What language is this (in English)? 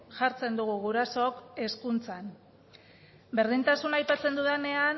Basque